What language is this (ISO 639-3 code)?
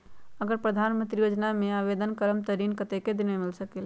mag